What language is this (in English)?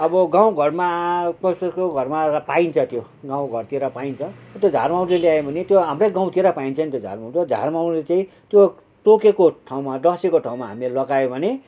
Nepali